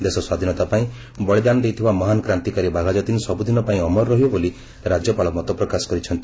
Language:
Odia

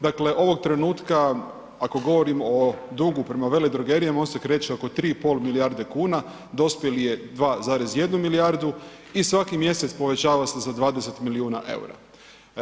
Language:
Croatian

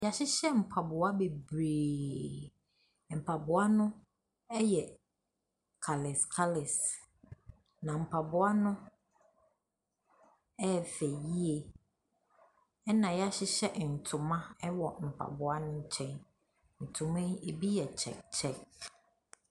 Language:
Akan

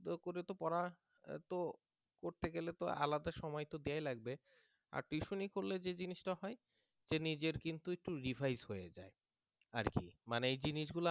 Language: Bangla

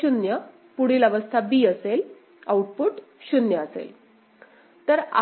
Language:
Marathi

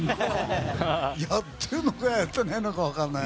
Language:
Japanese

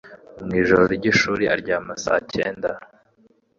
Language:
Kinyarwanda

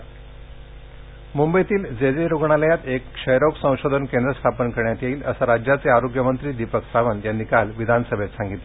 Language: Marathi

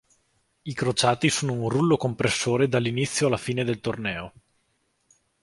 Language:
Italian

